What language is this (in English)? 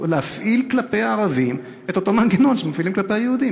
Hebrew